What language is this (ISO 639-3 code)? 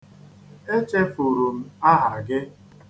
ibo